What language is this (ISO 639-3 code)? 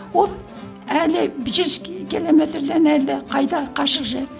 kaz